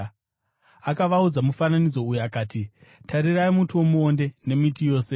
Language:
Shona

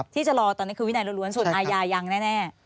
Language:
Thai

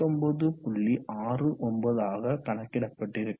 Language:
Tamil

